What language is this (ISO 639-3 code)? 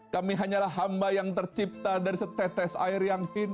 ind